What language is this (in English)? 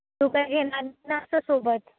Marathi